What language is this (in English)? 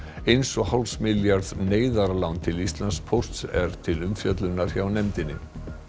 Icelandic